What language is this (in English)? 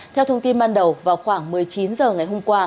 Vietnamese